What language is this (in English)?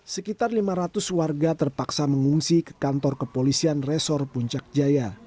Indonesian